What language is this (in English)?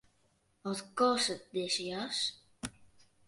Western Frisian